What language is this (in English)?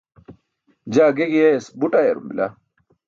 Burushaski